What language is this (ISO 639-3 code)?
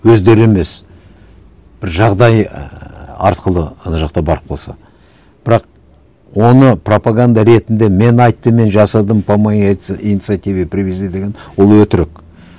kaz